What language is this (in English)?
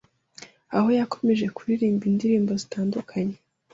Kinyarwanda